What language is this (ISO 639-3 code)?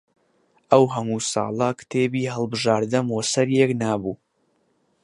ckb